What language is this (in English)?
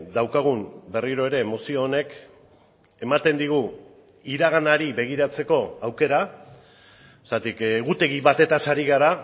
Basque